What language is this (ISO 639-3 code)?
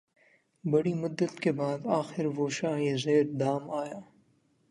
urd